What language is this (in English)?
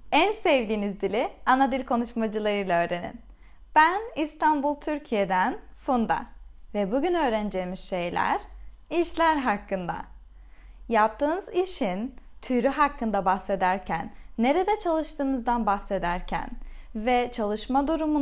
Turkish